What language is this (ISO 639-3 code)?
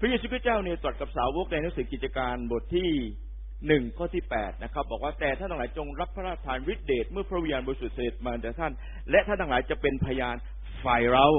tha